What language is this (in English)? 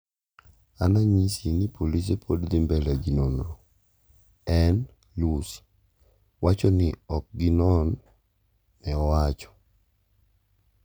Luo (Kenya and Tanzania)